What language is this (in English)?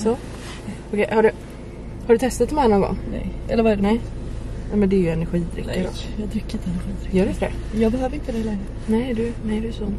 Swedish